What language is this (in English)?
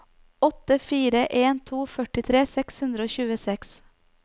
Norwegian